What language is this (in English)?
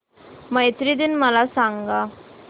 Marathi